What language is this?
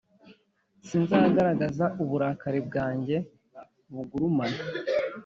Kinyarwanda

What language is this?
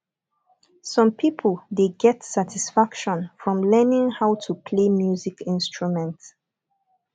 Nigerian Pidgin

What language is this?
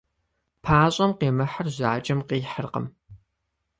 Kabardian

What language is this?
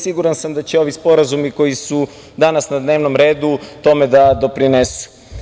Serbian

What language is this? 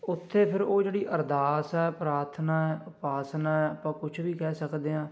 Punjabi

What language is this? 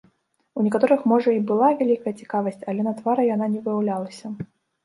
Belarusian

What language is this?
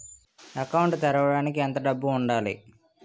Telugu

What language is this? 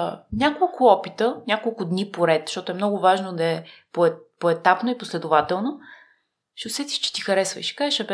Bulgarian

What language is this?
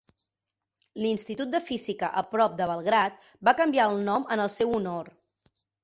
Catalan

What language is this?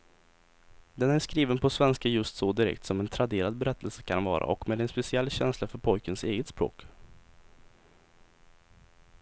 Swedish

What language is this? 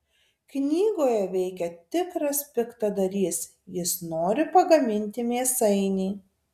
Lithuanian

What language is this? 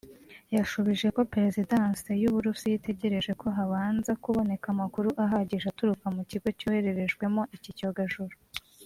Kinyarwanda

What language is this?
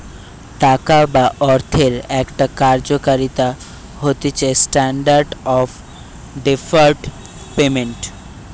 Bangla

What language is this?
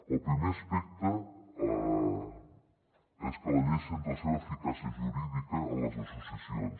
Catalan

